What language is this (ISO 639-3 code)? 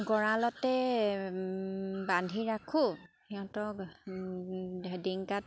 asm